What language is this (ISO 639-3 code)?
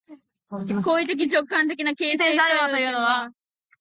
jpn